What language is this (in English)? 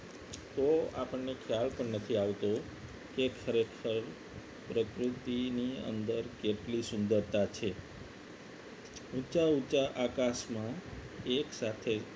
Gujarati